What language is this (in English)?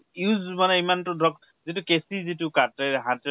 Assamese